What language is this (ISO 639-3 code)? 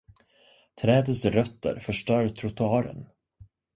swe